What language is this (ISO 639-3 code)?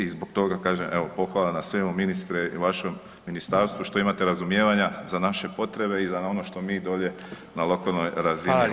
hrv